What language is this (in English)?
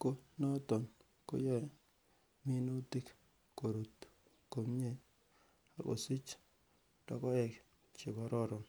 Kalenjin